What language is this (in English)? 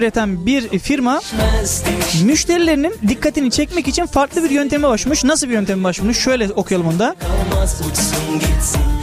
Turkish